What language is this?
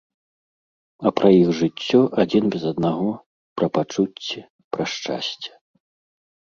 Belarusian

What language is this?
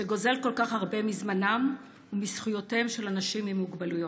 Hebrew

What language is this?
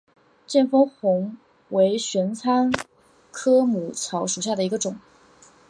Chinese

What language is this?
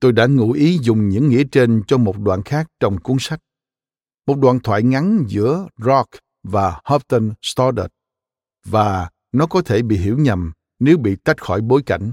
Vietnamese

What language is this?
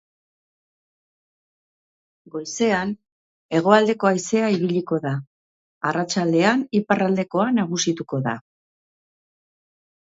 Basque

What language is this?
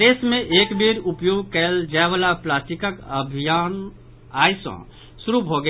Maithili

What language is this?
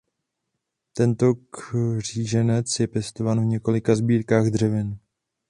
Czech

